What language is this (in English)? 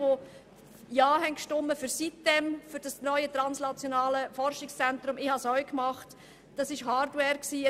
Swiss German